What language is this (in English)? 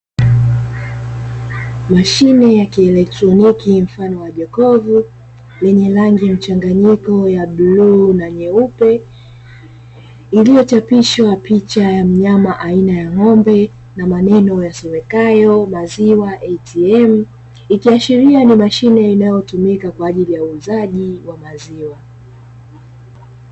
Swahili